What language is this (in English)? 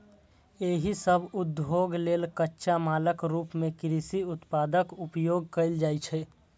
Maithili